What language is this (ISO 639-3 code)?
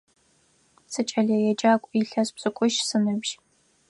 ady